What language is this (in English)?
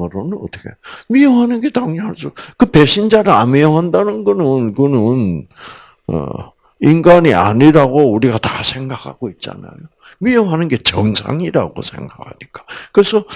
Korean